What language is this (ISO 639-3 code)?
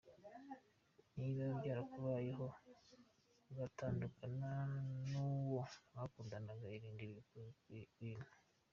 kin